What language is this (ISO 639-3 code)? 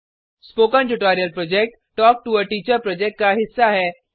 hin